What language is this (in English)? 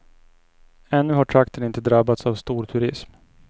Swedish